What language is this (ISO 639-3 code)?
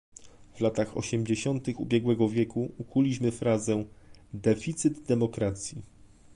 pol